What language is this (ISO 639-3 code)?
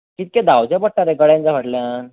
kok